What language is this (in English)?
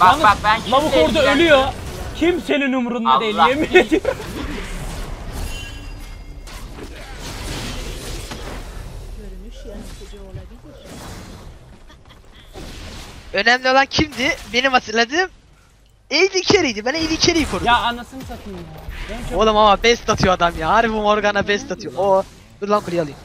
Turkish